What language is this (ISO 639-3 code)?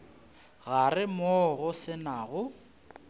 nso